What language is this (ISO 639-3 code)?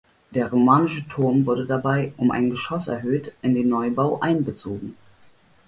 deu